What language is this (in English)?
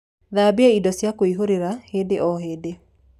Kikuyu